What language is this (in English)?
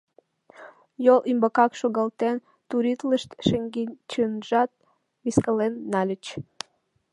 Mari